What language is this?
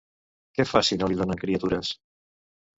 Catalan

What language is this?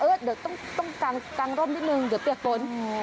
Thai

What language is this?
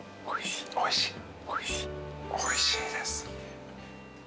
Japanese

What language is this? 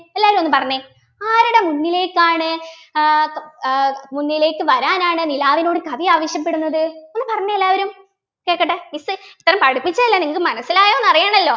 Malayalam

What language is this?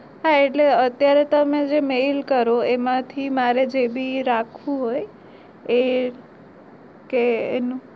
Gujarati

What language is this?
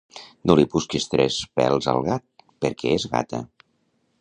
Catalan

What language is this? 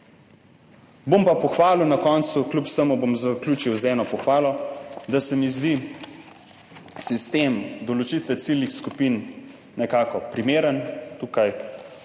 Slovenian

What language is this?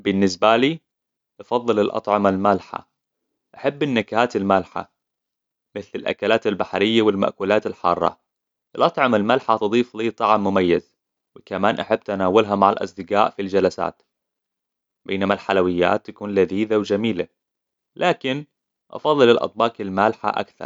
Hijazi Arabic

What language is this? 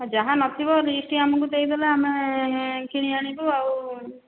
Odia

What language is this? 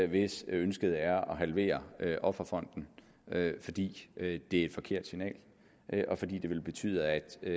Danish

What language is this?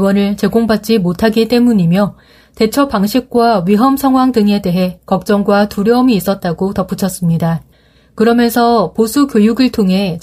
Korean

